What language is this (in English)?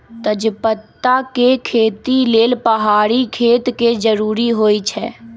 Magahi